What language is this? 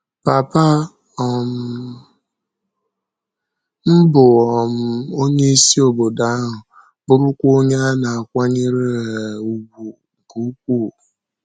Igbo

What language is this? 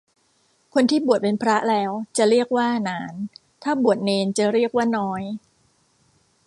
Thai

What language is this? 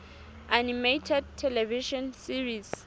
Southern Sotho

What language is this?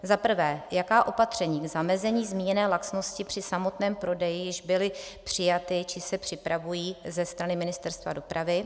Czech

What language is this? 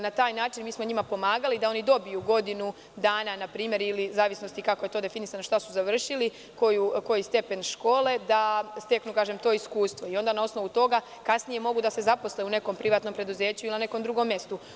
Serbian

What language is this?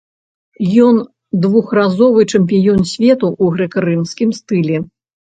Belarusian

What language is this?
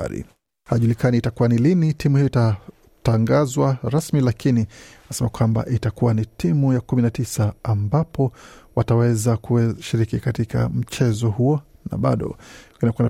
Swahili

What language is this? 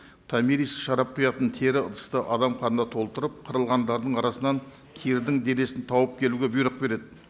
Kazakh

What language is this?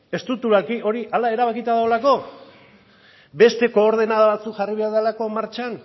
Basque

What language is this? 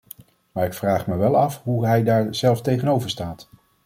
Dutch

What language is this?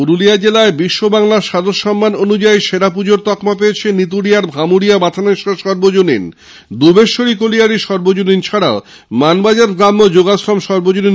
Bangla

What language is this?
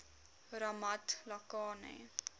Afrikaans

